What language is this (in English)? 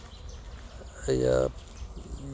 Santali